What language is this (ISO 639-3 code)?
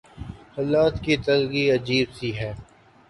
urd